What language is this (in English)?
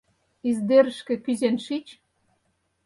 Mari